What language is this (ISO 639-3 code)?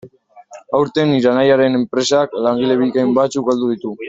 eus